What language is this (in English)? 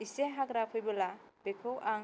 Bodo